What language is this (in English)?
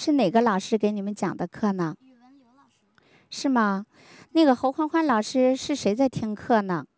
Chinese